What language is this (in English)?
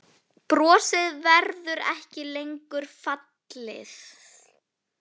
Icelandic